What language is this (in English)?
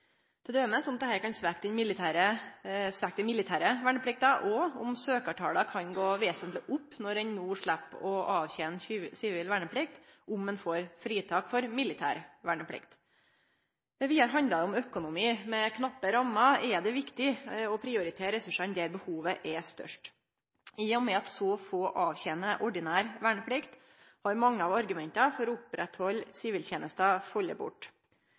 Norwegian Nynorsk